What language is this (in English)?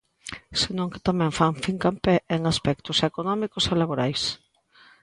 Galician